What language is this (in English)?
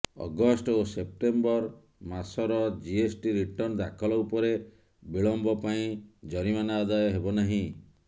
Odia